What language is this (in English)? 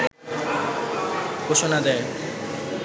Bangla